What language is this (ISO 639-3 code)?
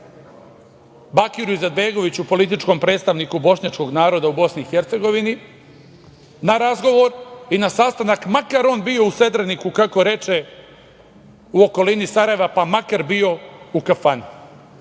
srp